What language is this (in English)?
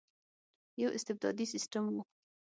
Pashto